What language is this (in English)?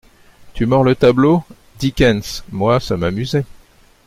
French